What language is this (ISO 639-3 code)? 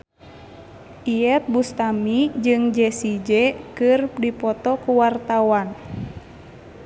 sun